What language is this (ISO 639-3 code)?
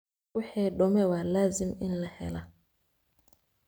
som